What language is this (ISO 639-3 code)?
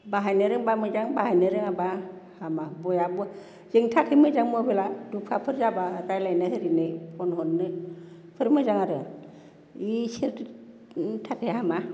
brx